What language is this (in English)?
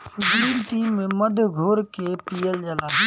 Bhojpuri